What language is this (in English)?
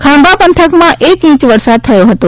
Gujarati